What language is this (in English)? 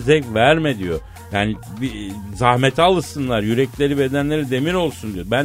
Turkish